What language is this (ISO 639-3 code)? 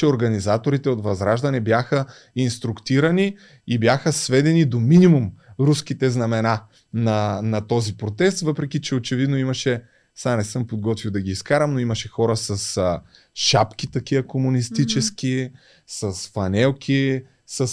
bul